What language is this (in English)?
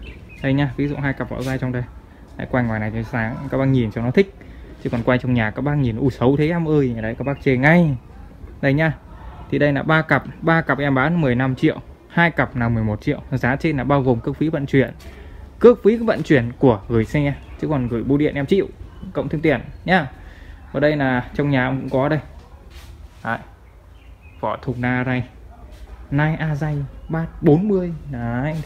Vietnamese